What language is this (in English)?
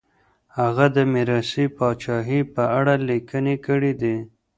Pashto